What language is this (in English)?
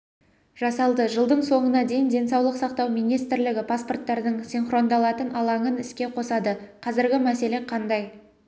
Kazakh